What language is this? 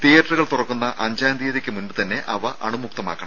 Malayalam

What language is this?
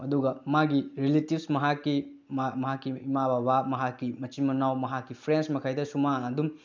Manipuri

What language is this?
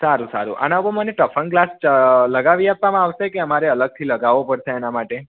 Gujarati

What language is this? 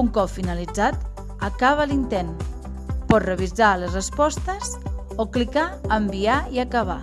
Catalan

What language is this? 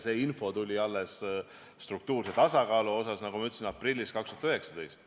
Estonian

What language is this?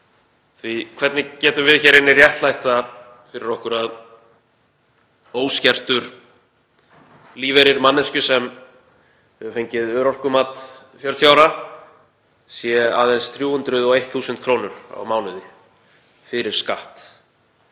Icelandic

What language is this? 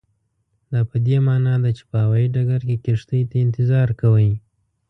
Pashto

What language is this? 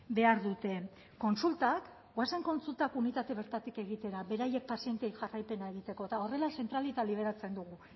Basque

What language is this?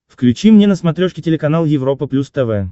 Russian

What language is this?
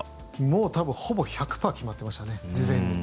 Japanese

